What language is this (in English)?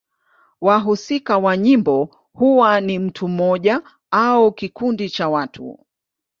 Swahili